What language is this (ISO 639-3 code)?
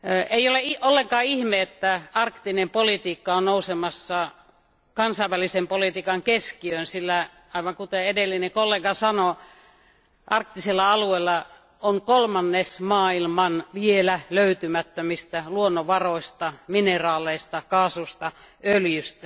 fin